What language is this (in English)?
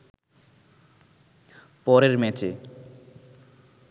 Bangla